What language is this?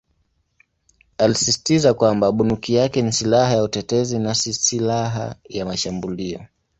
Swahili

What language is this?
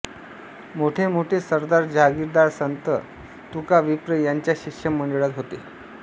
Marathi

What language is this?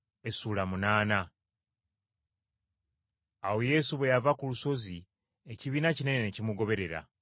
Ganda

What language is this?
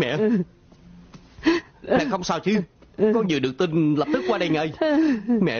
Vietnamese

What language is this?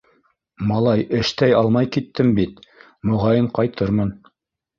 Bashkir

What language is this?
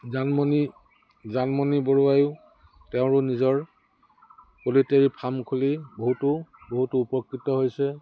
Assamese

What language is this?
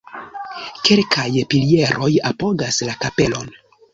Esperanto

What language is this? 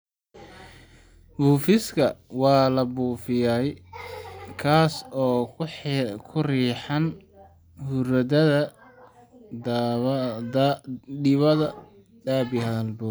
Somali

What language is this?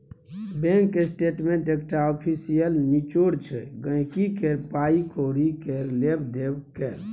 Maithili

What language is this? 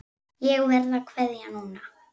Icelandic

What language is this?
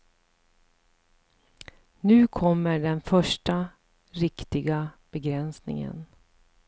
Swedish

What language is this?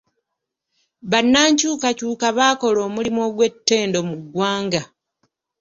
Ganda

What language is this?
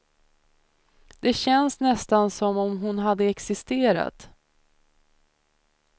Swedish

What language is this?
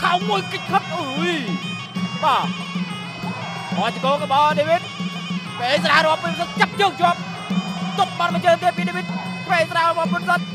Thai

